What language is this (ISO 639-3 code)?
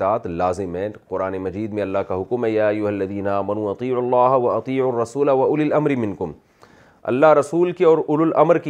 urd